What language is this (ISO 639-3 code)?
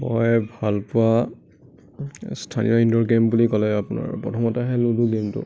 asm